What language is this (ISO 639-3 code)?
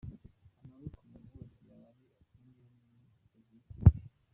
kin